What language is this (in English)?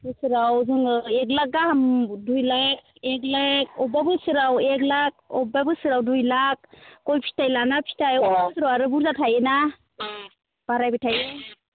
Bodo